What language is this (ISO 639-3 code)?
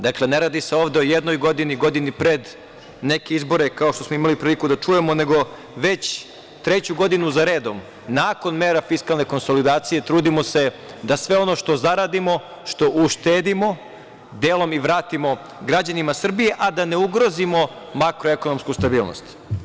srp